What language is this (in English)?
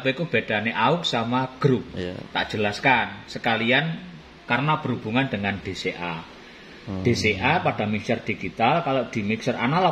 Indonesian